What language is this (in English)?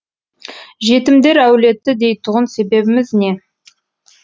Kazakh